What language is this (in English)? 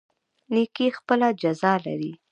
Pashto